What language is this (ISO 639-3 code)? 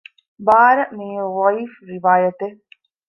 div